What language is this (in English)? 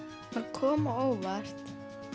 Icelandic